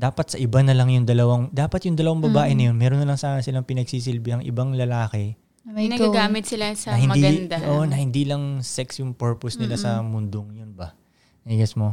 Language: Filipino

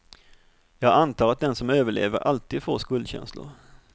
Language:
Swedish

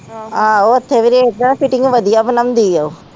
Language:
Punjabi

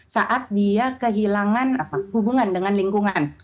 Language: Indonesian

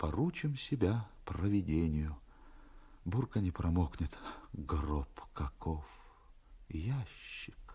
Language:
Russian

